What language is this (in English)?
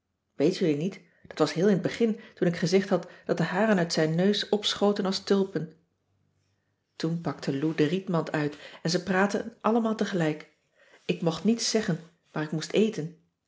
Dutch